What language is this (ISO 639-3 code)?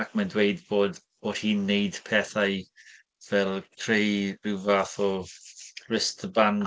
cym